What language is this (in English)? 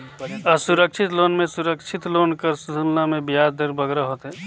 Chhattisgarhi